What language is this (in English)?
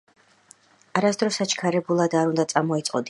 Georgian